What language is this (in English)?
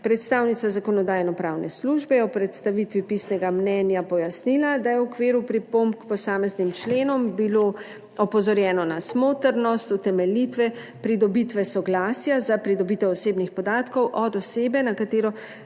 Slovenian